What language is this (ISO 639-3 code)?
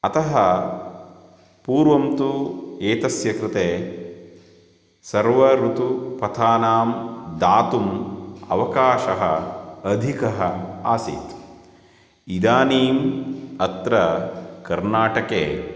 san